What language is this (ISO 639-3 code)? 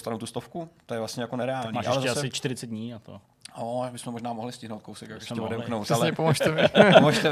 ces